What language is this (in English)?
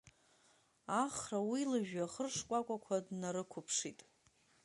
Abkhazian